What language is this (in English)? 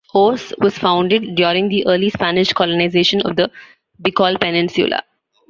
English